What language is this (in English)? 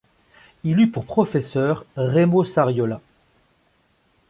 French